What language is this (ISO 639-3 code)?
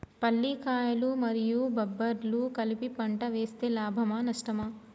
tel